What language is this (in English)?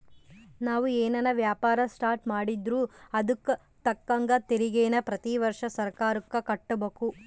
Kannada